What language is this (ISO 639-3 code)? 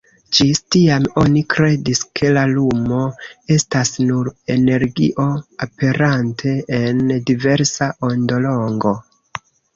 epo